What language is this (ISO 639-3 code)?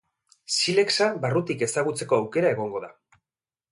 eus